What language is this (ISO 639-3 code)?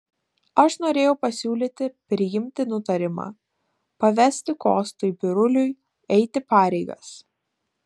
lit